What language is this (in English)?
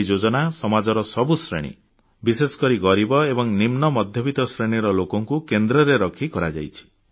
Odia